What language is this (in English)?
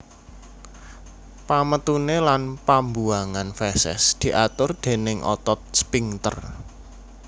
Javanese